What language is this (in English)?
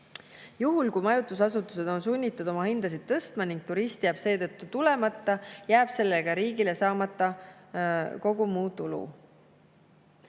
Estonian